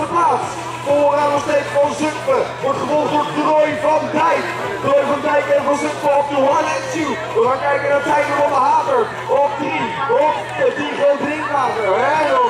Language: Dutch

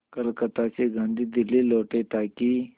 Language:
Hindi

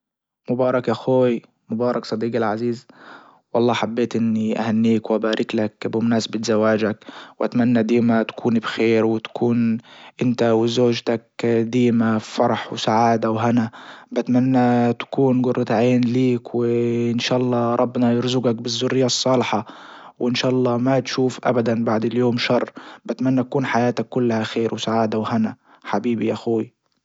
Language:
Libyan Arabic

